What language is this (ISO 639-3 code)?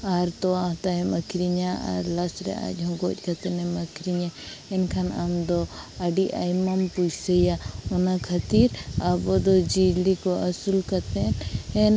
sat